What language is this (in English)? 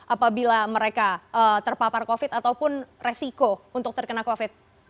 Indonesian